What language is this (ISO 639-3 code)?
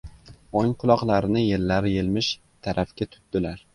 uzb